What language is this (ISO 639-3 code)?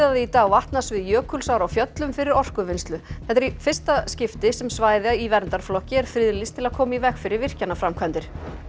isl